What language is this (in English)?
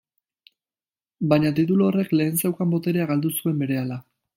Basque